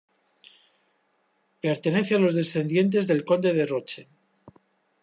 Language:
Spanish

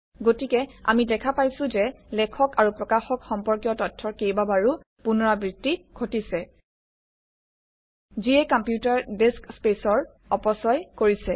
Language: Assamese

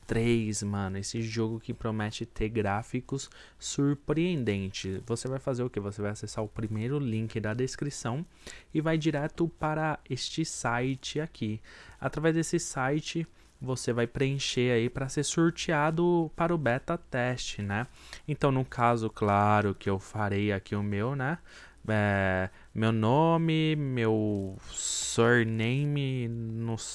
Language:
Portuguese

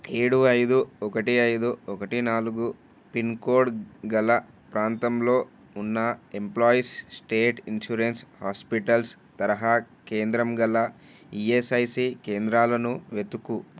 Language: Telugu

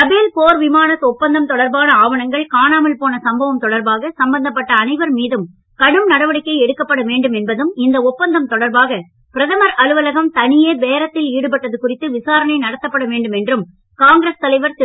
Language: Tamil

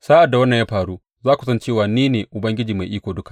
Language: Hausa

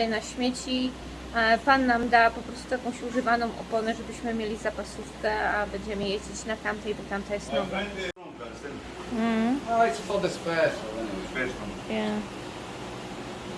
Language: Polish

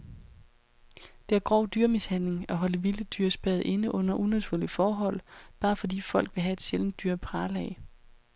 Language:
Danish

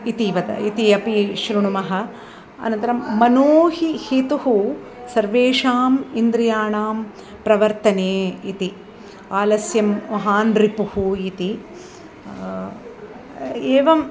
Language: Sanskrit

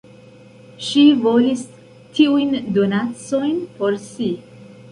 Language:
Esperanto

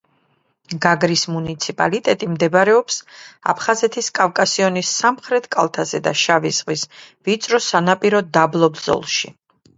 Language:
Georgian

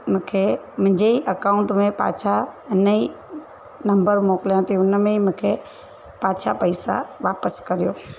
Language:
Sindhi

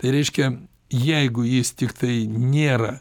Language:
Lithuanian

